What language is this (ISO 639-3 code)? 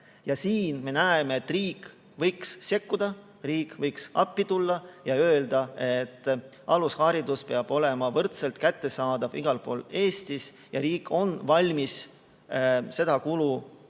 est